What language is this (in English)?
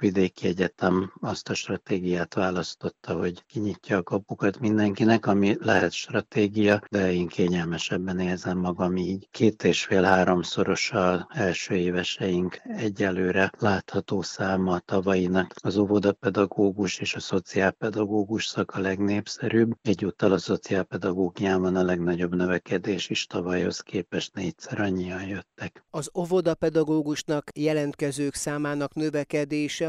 Hungarian